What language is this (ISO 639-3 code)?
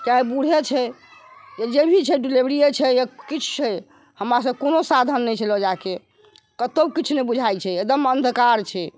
mai